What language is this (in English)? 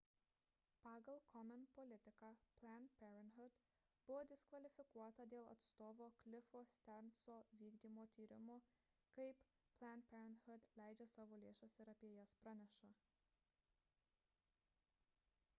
Lithuanian